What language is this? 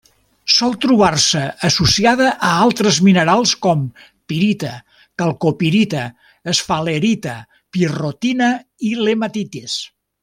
Catalan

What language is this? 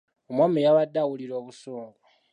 Ganda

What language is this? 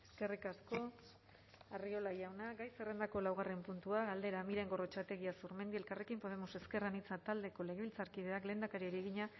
Basque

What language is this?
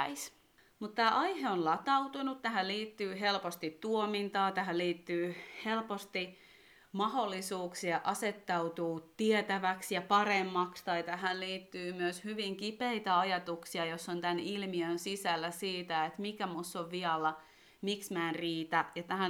Finnish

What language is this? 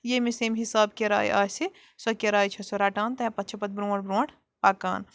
Kashmiri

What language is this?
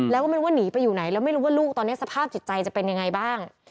Thai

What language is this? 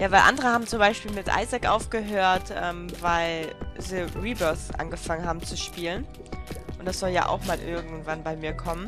German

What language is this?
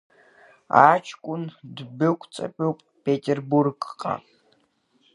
Abkhazian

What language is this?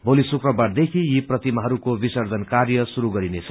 Nepali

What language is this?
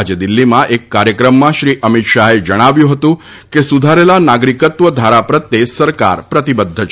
Gujarati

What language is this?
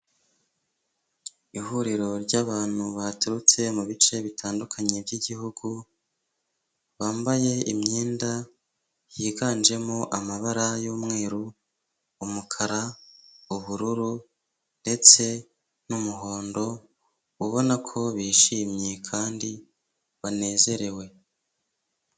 Kinyarwanda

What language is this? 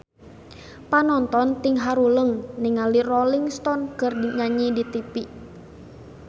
Sundanese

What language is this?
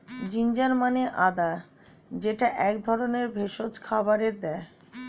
Bangla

